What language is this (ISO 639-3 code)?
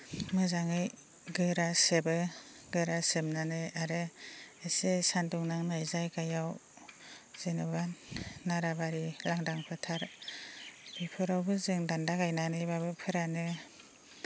brx